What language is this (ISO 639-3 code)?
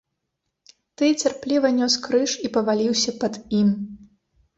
bel